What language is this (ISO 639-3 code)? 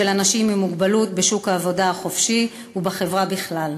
heb